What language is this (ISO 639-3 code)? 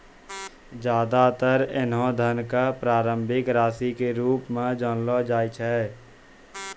mai